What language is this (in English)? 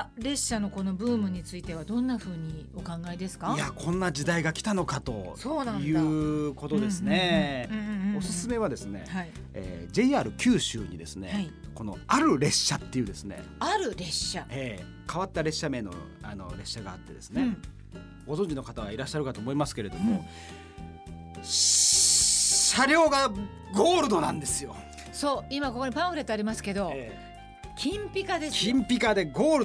Japanese